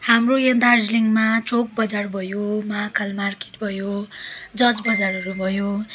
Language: Nepali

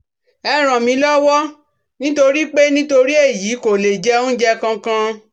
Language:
Yoruba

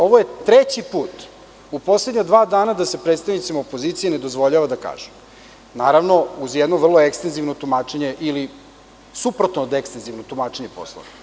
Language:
Serbian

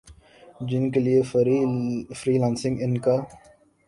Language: Urdu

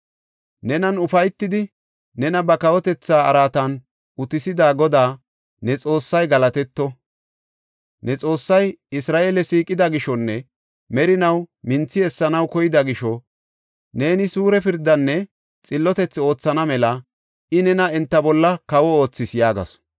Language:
Gofa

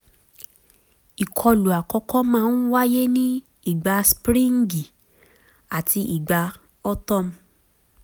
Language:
Yoruba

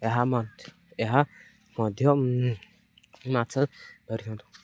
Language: Odia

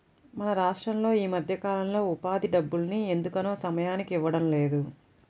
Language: Telugu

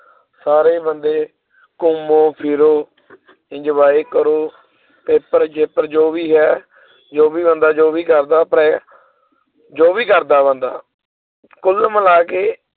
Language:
Punjabi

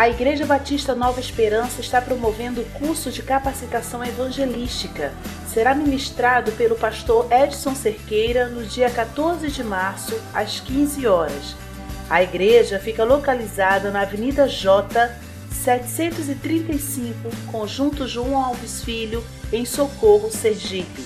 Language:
Portuguese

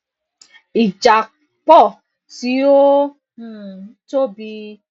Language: Yoruba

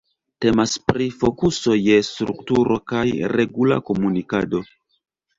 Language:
Esperanto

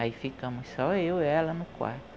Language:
Portuguese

